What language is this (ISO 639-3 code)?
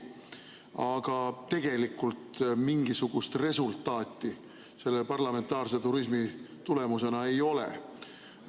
est